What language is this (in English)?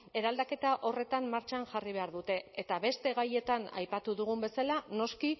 Basque